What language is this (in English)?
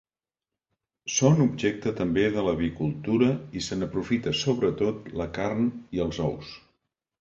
Catalan